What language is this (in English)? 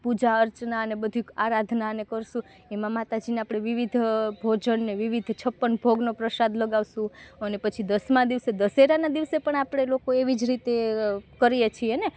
Gujarati